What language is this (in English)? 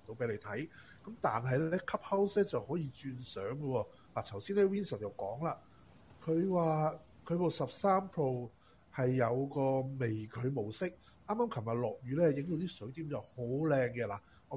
Chinese